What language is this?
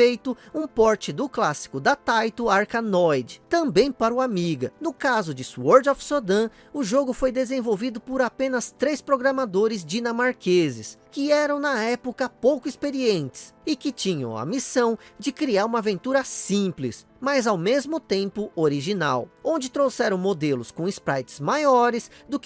Portuguese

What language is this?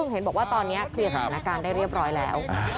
Thai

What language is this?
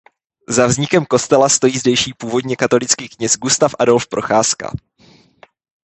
Czech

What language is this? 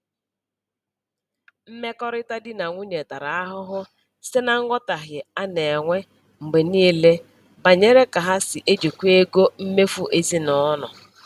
Igbo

